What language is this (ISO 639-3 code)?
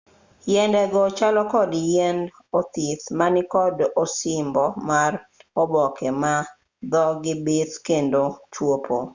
luo